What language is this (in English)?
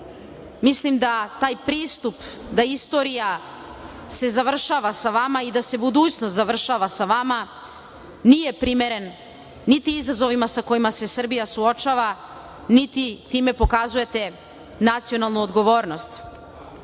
Serbian